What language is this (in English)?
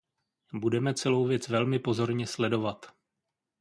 Czech